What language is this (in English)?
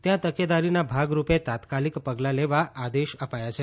Gujarati